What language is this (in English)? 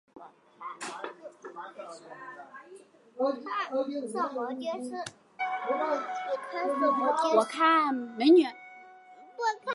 Chinese